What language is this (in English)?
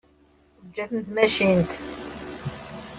Kabyle